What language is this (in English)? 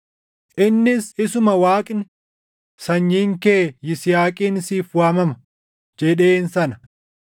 Oromo